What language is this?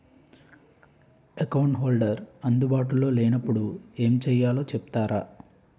Telugu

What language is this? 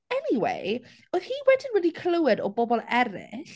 Welsh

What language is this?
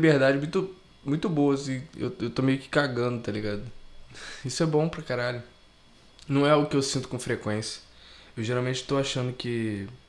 Portuguese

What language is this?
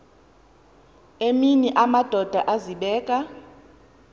Xhosa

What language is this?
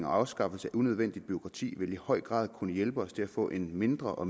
Danish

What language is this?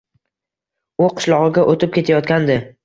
Uzbek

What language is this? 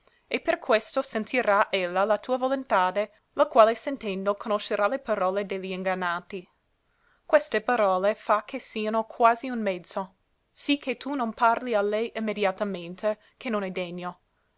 Italian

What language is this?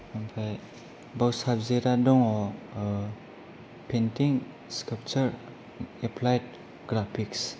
Bodo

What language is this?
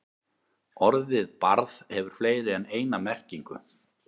Icelandic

